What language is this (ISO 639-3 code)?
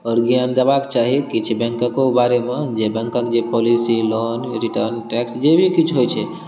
mai